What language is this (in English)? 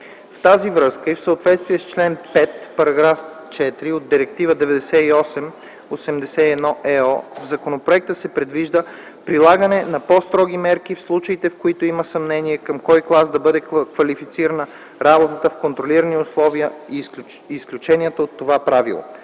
Bulgarian